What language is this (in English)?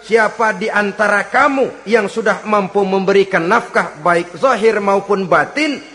Indonesian